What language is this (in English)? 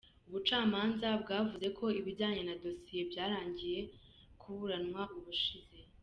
Kinyarwanda